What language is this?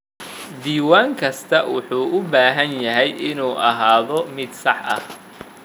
Somali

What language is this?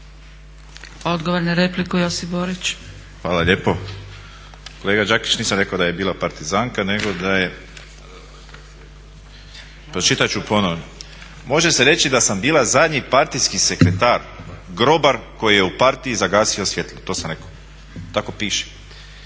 Croatian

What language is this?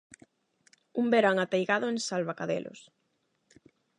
Galician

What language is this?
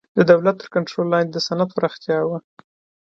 Pashto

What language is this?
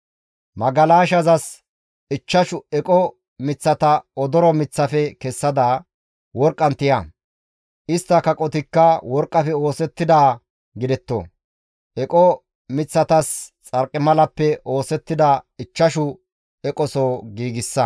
Gamo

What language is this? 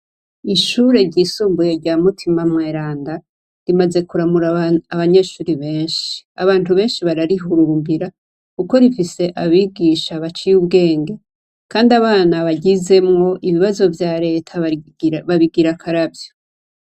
Rundi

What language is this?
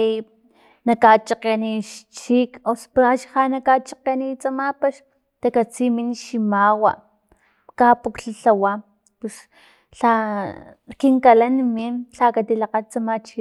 Filomena Mata-Coahuitlán Totonac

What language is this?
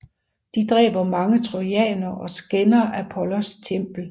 Danish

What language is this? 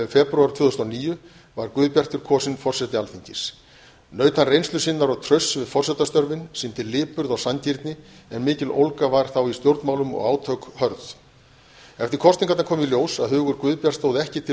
Icelandic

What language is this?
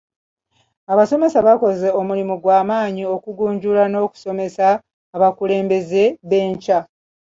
Ganda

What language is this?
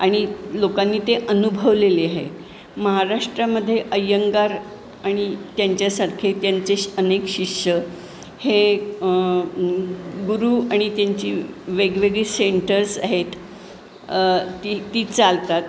Marathi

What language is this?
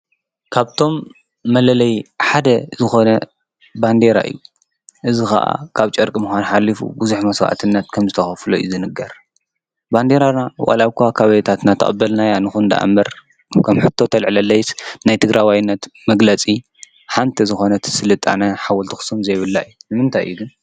Tigrinya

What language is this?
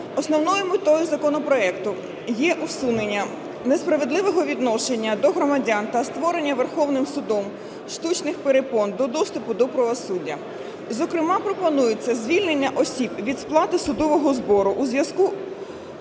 Ukrainian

